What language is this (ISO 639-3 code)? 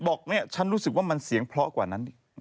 tha